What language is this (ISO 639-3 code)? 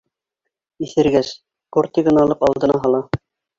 bak